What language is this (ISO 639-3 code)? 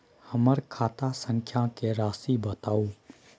mai